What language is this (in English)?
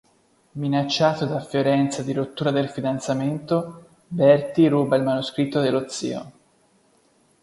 Italian